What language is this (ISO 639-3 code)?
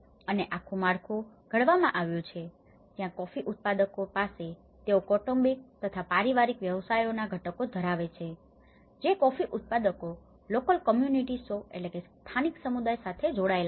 guj